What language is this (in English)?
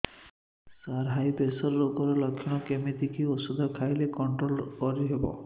Odia